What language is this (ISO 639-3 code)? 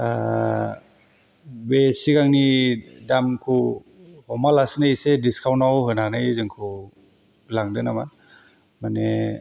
brx